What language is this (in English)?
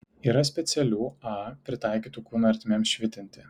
Lithuanian